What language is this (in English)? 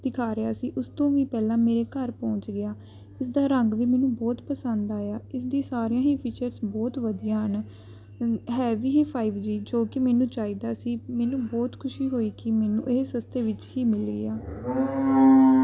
Punjabi